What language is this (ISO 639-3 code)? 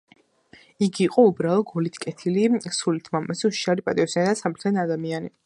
kat